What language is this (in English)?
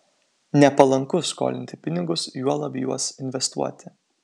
Lithuanian